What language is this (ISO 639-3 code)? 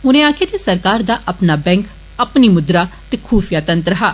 doi